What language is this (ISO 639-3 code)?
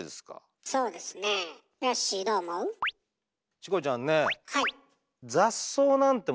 jpn